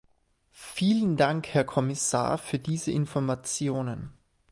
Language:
German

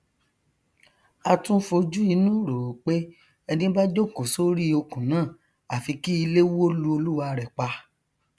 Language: Yoruba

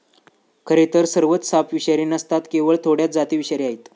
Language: Marathi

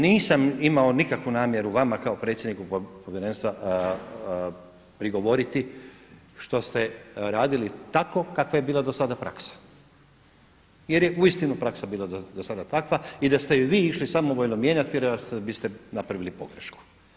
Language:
Croatian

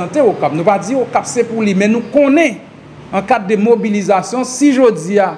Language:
French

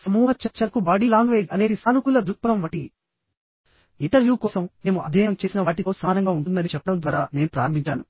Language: Telugu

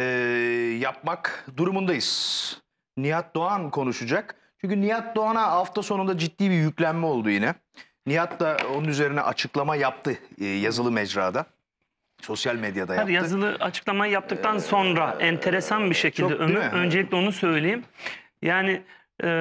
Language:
Turkish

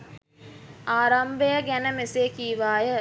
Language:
Sinhala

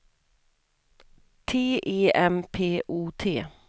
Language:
Swedish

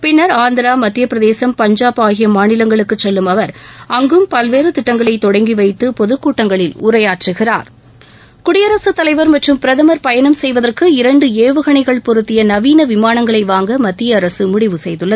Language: Tamil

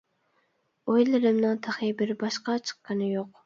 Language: Uyghur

